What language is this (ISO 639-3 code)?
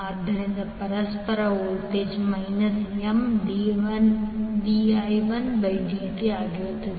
kan